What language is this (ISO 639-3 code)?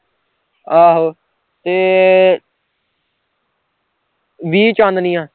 pan